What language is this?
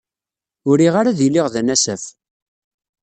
Kabyle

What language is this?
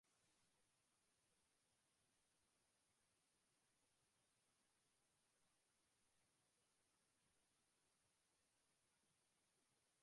Greek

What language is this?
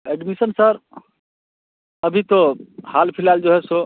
Hindi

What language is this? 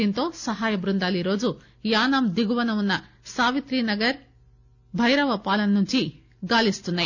Telugu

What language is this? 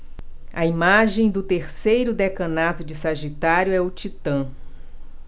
Portuguese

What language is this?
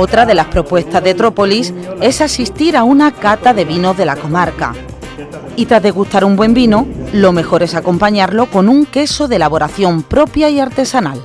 Spanish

